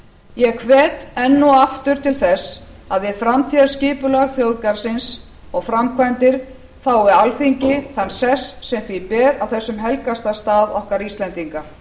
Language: Icelandic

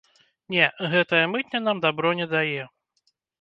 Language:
Belarusian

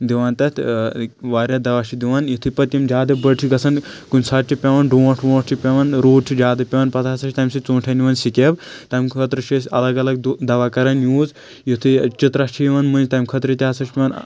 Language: Kashmiri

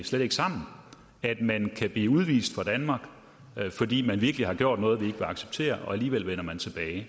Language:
Danish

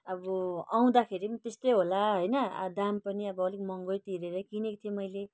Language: Nepali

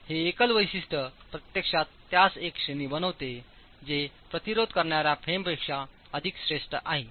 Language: Marathi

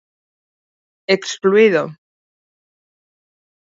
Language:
Galician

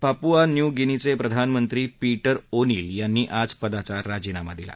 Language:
Marathi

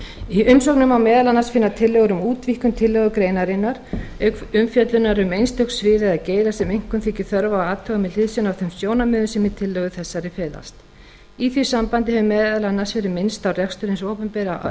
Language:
Icelandic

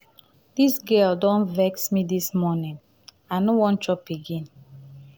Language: Nigerian Pidgin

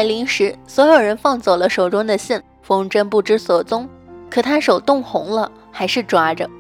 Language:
Chinese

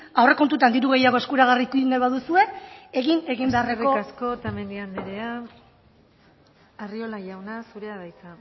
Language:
Basque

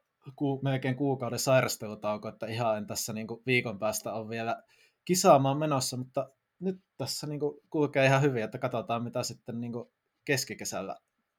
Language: Finnish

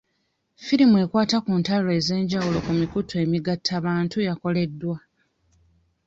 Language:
Ganda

